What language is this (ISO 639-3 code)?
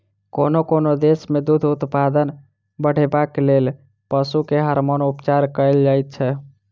mai